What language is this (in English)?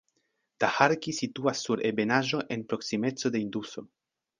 Esperanto